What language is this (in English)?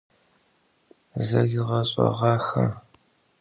Adyghe